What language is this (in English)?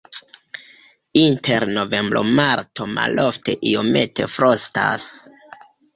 Esperanto